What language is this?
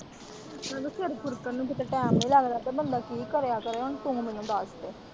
Punjabi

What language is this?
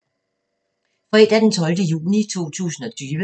Danish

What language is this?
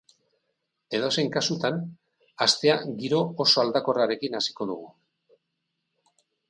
Basque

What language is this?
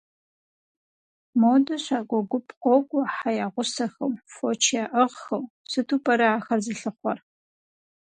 Kabardian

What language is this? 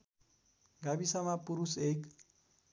Nepali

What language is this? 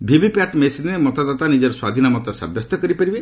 Odia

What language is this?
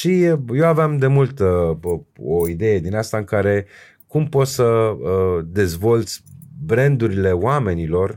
Romanian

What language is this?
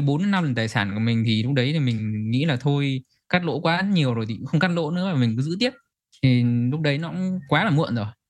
Vietnamese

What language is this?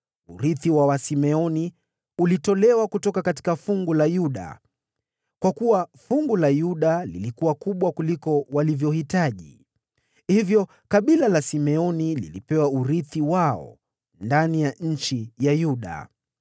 Swahili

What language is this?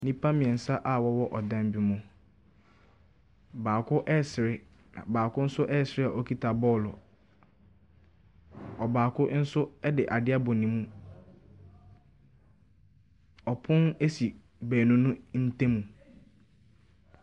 Akan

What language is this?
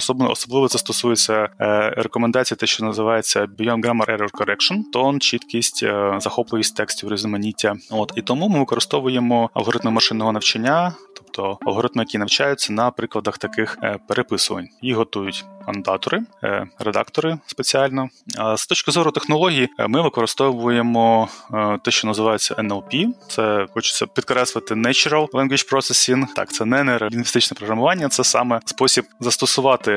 Ukrainian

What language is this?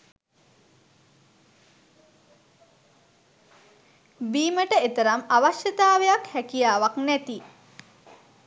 Sinhala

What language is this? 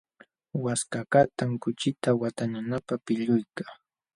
Jauja Wanca Quechua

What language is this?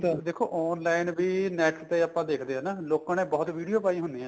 Punjabi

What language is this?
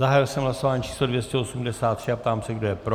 Czech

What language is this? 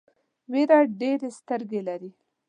Pashto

